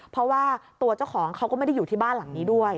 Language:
Thai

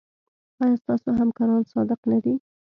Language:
Pashto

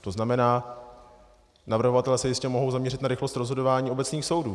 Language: Czech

